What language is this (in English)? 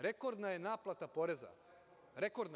Serbian